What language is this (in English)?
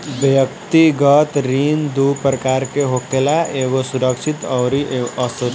Bhojpuri